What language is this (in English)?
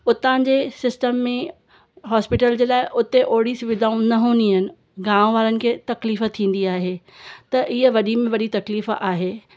Sindhi